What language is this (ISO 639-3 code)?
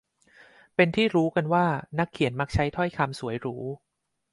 tha